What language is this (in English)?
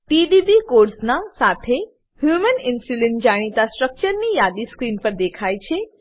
Gujarati